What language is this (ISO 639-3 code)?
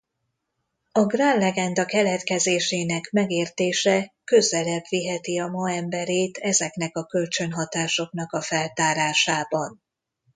hun